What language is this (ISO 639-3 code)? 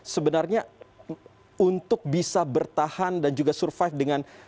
ind